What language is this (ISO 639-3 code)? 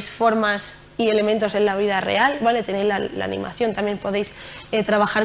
spa